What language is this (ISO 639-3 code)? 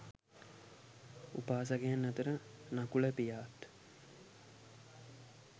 sin